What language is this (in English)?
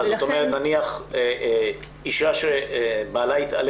Hebrew